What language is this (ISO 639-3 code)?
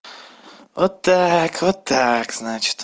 rus